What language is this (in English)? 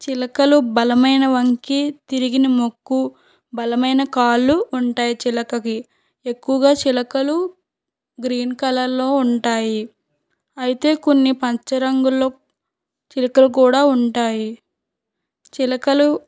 Telugu